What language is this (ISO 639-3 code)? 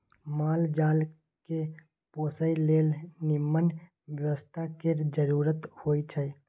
mai